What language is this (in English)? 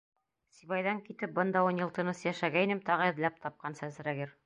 Bashkir